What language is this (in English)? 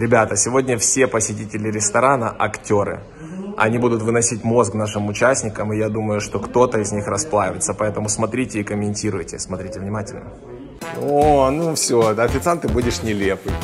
Russian